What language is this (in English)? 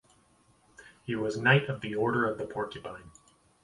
English